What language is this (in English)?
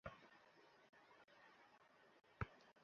Bangla